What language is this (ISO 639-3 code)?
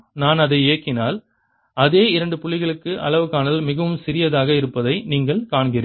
tam